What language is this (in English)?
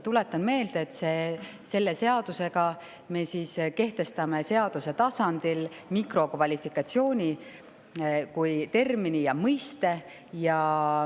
Estonian